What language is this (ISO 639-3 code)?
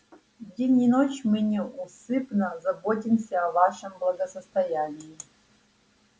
rus